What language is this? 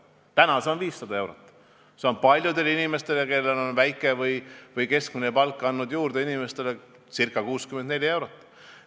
Estonian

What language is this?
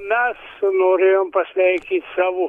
Lithuanian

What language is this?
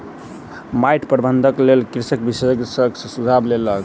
Maithili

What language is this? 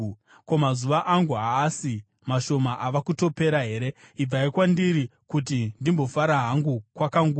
Shona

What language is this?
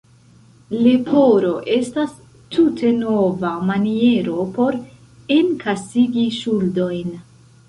Esperanto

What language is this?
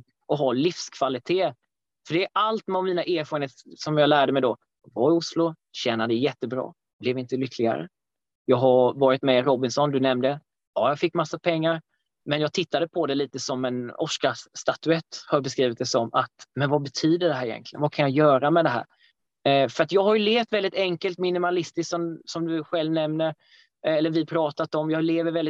Swedish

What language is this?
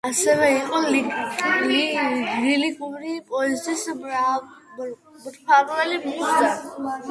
Georgian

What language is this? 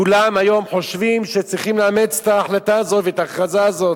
Hebrew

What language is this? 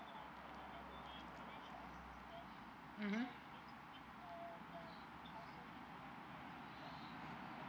English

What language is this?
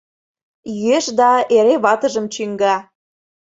Mari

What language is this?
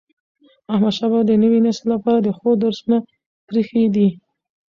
Pashto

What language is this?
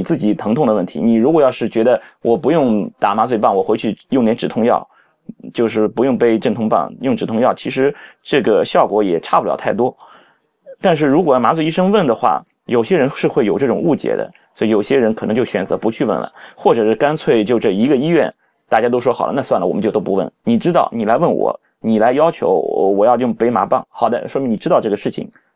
Chinese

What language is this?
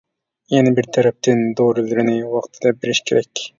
Uyghur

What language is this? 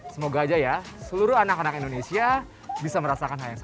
Indonesian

